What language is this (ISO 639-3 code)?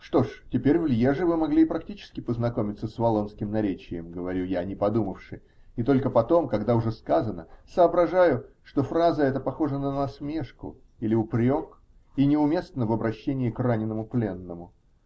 rus